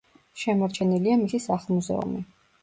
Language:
Georgian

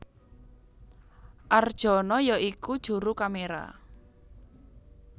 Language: Javanese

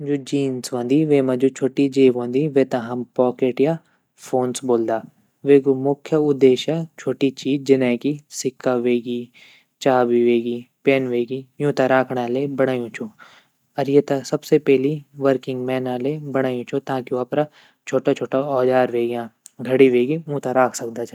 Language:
Garhwali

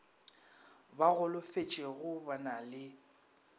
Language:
Northern Sotho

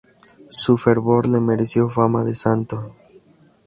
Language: Spanish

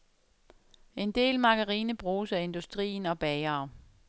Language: Danish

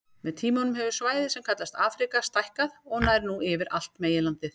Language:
Icelandic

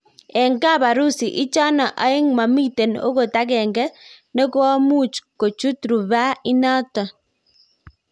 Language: Kalenjin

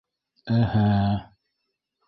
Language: Bashkir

